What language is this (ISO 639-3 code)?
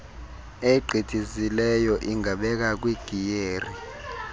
xho